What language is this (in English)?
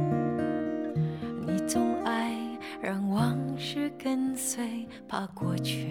Chinese